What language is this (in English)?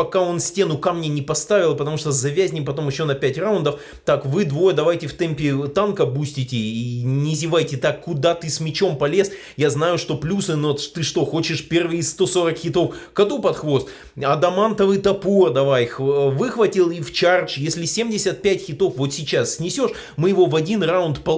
Russian